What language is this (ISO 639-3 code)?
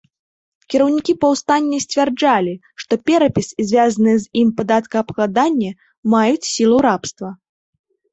bel